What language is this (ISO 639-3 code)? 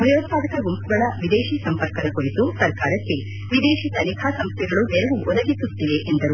kan